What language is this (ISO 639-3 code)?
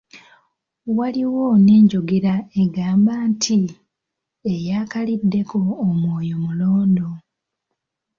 lug